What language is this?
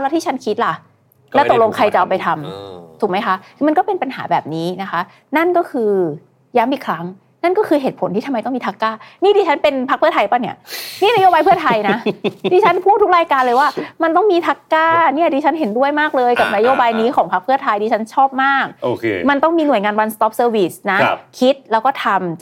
Thai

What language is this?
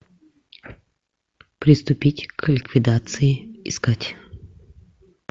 Russian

